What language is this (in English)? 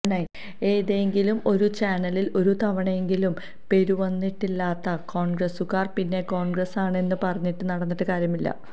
Malayalam